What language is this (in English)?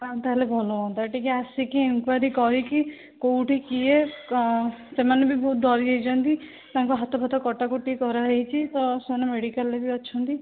Odia